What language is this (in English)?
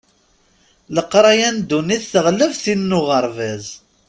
Kabyle